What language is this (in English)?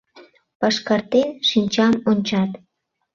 Mari